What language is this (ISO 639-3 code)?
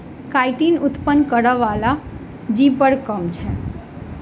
mai